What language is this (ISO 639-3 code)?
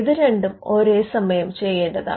mal